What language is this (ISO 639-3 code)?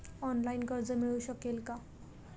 mar